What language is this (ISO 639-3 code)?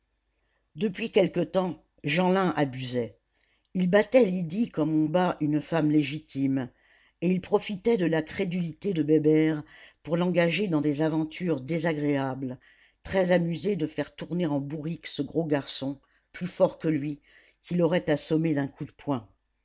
fra